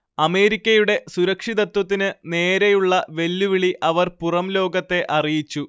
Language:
Malayalam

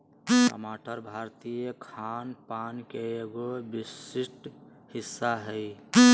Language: Magahi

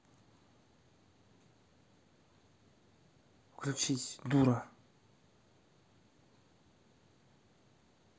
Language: Russian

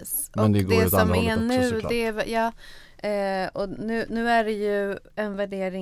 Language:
Swedish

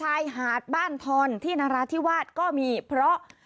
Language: Thai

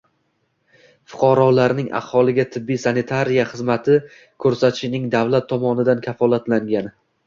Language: Uzbek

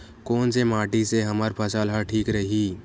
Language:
Chhattisgarhi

